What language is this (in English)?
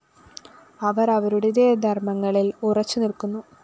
Malayalam